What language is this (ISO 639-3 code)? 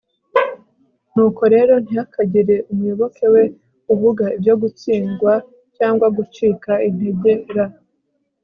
kin